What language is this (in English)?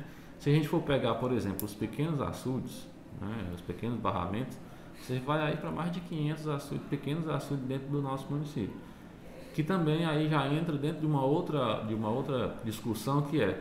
Portuguese